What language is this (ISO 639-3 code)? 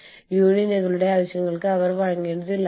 mal